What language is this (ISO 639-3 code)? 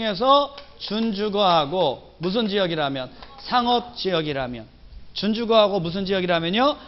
kor